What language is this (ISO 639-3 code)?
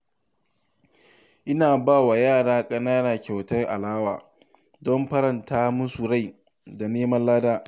hau